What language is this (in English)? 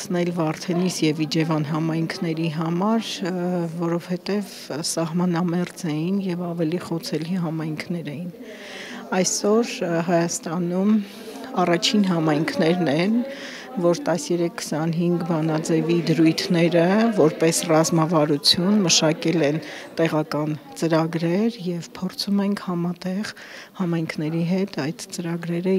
Romanian